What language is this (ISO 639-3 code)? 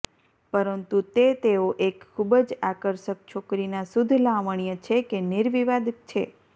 guj